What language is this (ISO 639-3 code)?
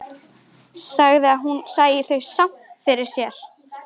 isl